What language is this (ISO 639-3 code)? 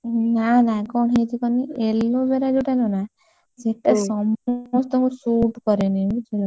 ori